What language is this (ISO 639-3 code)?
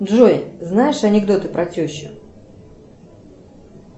rus